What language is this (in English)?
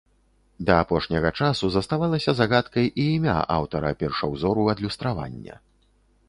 Belarusian